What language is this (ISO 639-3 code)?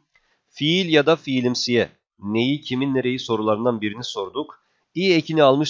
tur